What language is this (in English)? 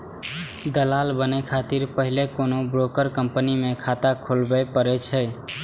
Maithili